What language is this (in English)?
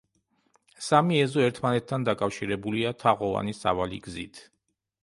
Georgian